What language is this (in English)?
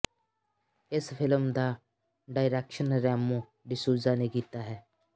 Punjabi